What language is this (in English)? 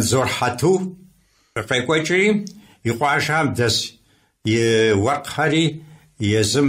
Arabic